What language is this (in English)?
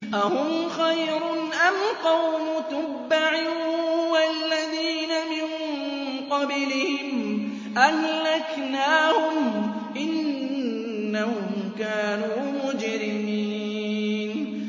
Arabic